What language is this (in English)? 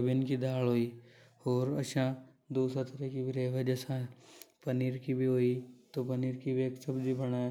Hadothi